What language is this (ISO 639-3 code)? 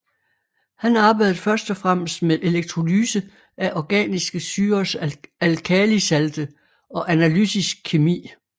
dan